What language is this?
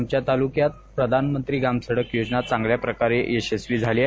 Marathi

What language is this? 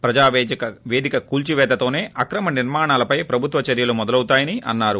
Telugu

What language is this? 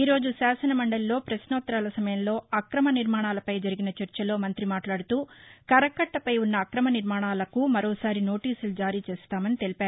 Telugu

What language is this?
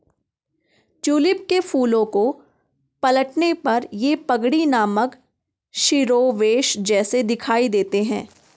Hindi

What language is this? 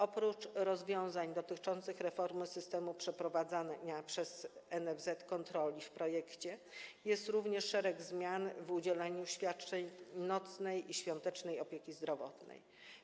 Polish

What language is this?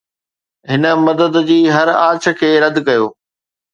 Sindhi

